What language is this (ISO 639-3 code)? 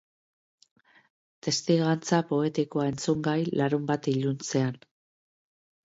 eus